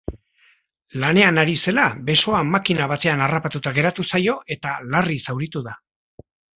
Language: Basque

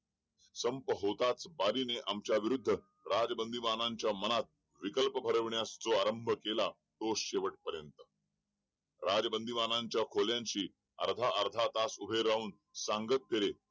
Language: Marathi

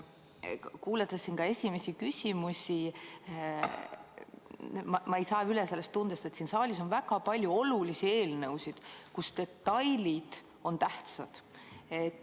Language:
Estonian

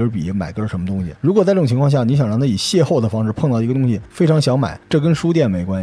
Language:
Chinese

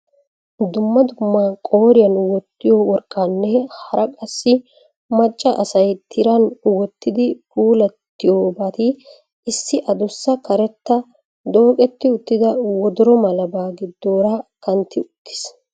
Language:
Wolaytta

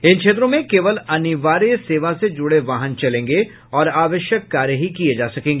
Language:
Hindi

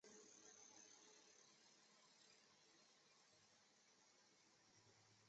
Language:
Chinese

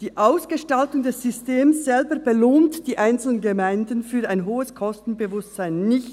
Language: Swiss German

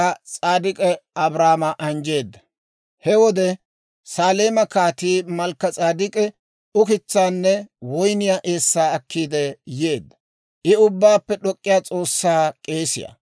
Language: Dawro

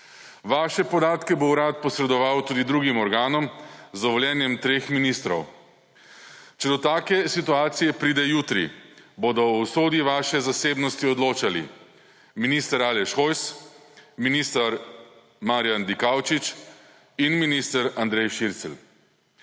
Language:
Slovenian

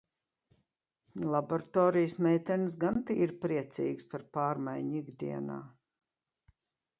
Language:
Latvian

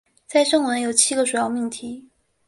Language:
Chinese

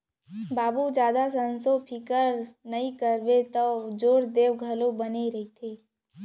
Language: Chhattisgarhi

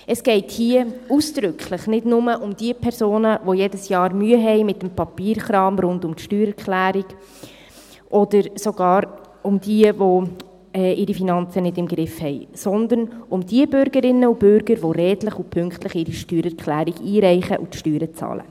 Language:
Swiss German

